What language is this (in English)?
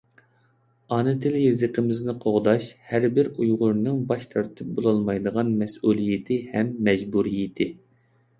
Uyghur